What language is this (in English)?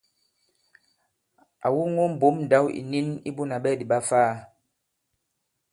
Bankon